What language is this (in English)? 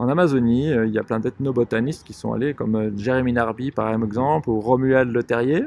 French